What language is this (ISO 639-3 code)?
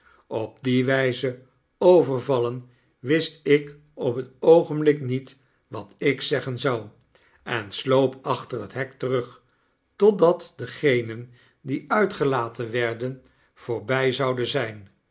nld